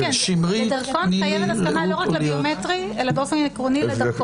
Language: Hebrew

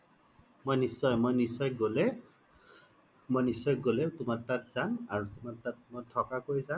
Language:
Assamese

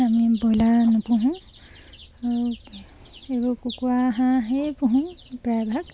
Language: Assamese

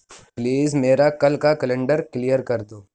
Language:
Urdu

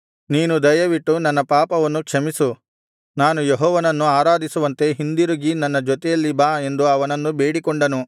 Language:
Kannada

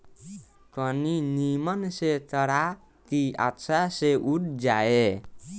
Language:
Bhojpuri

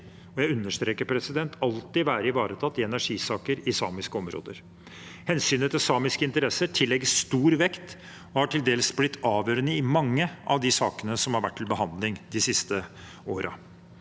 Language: Norwegian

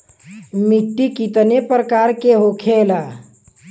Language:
Bhojpuri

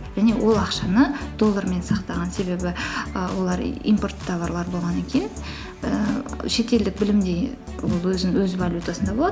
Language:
Kazakh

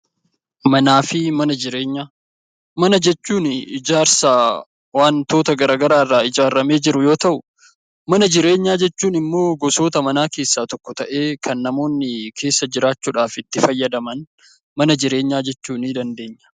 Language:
Oromo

